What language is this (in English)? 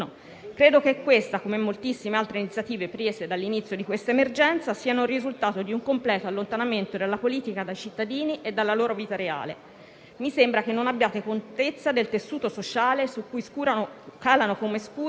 Italian